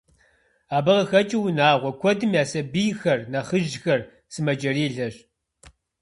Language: Kabardian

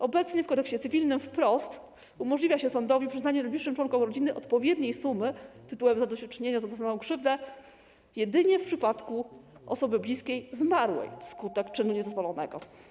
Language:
Polish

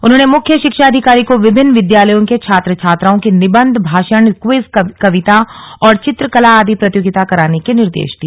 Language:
Hindi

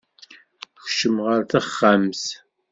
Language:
Kabyle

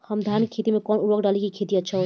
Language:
Bhojpuri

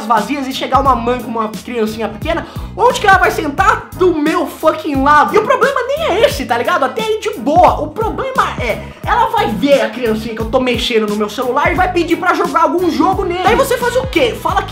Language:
Portuguese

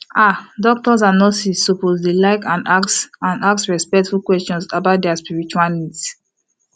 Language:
Nigerian Pidgin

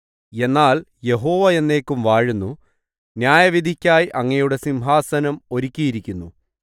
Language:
Malayalam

